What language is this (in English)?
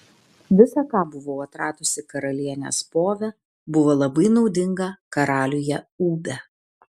Lithuanian